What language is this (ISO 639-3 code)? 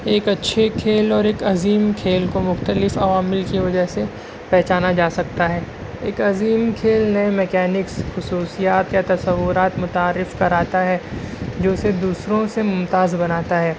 urd